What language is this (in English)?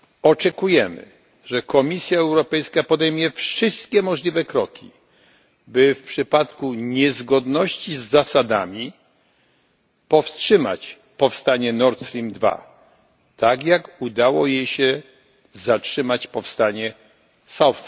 Polish